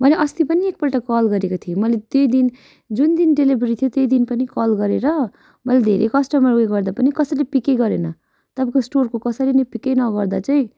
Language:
Nepali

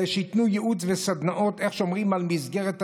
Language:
Hebrew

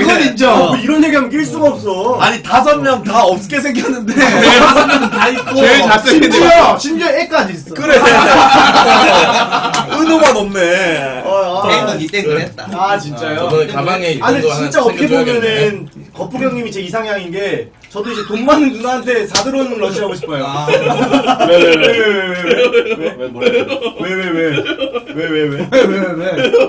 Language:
Korean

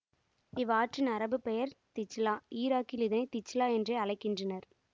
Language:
Tamil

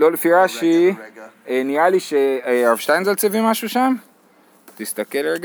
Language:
Hebrew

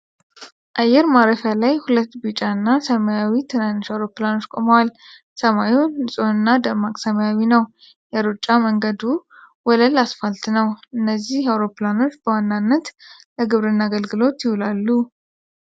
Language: Amharic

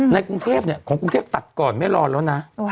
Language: Thai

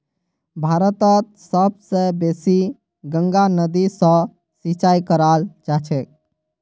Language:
Magahi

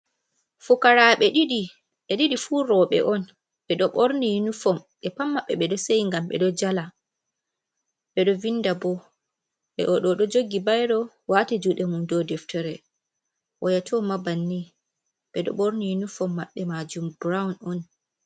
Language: Fula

